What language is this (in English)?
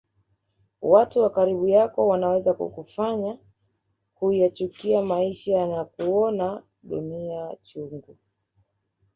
Swahili